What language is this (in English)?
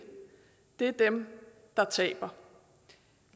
Danish